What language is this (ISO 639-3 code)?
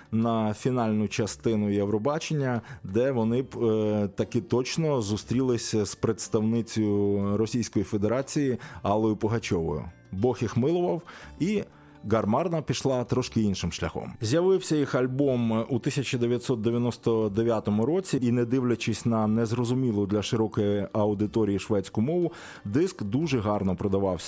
ukr